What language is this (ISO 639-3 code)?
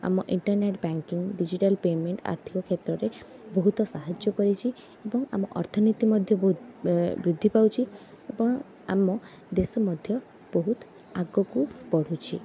ori